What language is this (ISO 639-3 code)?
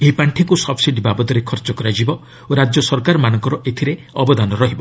ori